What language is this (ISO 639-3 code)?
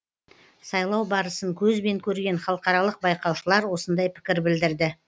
kaz